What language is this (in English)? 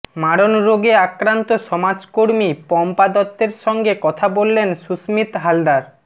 Bangla